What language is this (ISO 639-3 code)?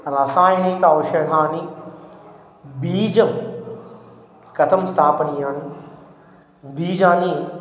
san